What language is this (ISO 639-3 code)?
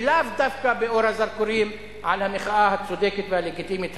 heb